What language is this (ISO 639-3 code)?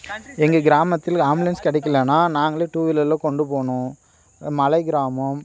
tam